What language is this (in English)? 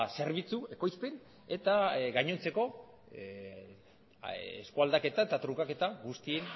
Basque